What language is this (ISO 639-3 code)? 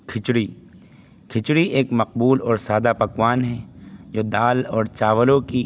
urd